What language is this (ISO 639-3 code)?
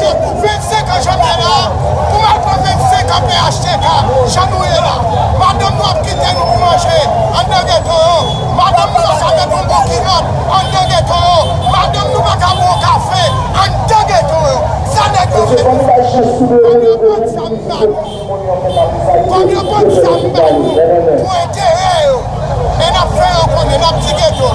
fra